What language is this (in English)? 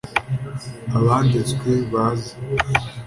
Kinyarwanda